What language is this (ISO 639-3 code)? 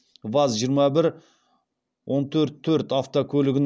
kaz